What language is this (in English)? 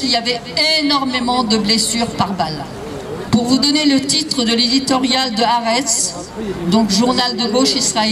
French